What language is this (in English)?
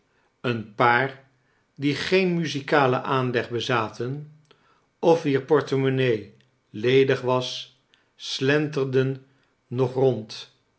Dutch